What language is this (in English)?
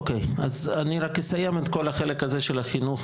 Hebrew